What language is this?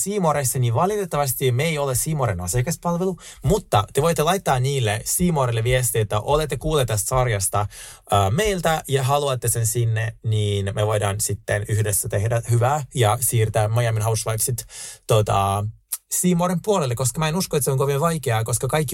Finnish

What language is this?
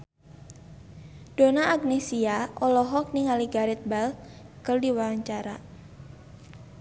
Sundanese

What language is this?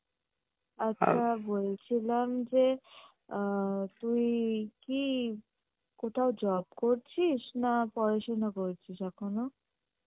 Bangla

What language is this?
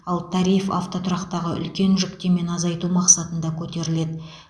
Kazakh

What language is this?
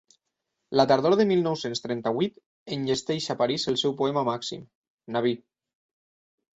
Catalan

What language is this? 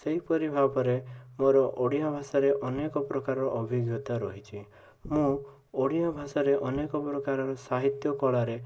Odia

